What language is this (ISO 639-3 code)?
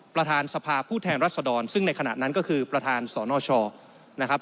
tha